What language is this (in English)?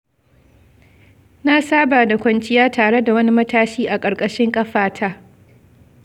Hausa